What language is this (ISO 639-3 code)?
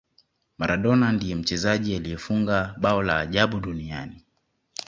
swa